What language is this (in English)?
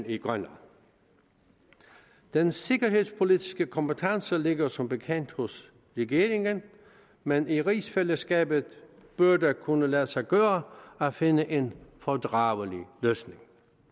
Danish